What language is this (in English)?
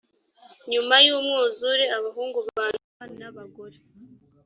Kinyarwanda